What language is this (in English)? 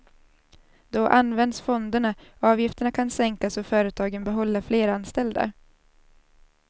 Swedish